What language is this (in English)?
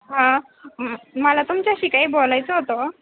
Marathi